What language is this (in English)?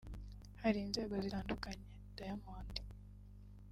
Kinyarwanda